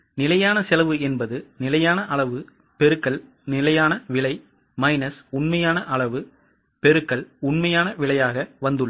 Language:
Tamil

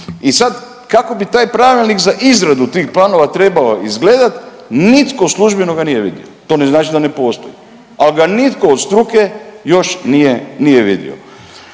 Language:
Croatian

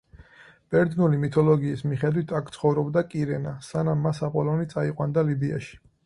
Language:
Georgian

